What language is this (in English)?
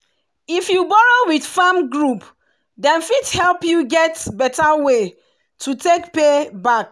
Nigerian Pidgin